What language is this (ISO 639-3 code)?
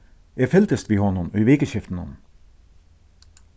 fao